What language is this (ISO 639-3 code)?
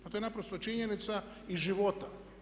hrv